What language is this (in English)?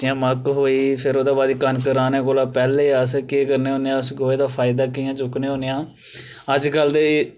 Dogri